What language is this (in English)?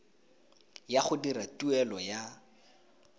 Tswana